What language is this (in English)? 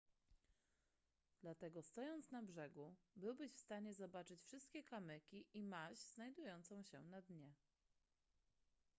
Polish